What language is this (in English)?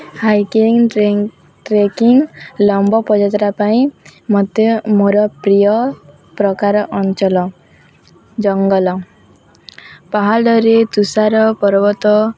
Odia